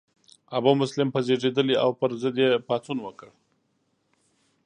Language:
Pashto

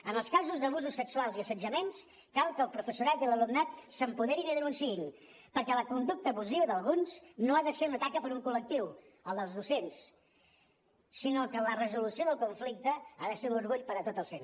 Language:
Catalan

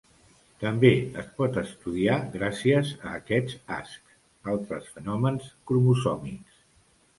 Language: Catalan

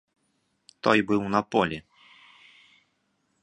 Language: Belarusian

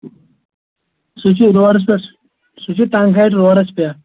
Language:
Kashmiri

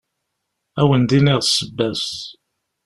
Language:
Kabyle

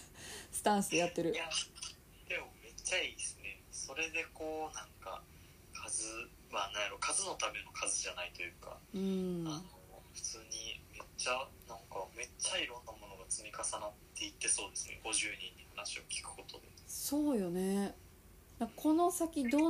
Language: Japanese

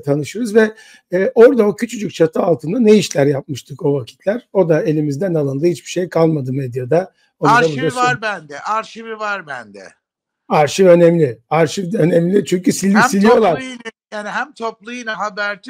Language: Turkish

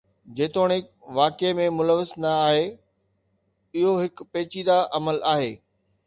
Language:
Sindhi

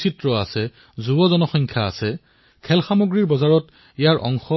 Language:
Assamese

